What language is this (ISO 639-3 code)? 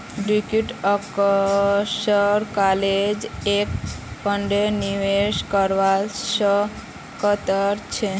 mag